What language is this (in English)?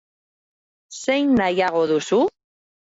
Basque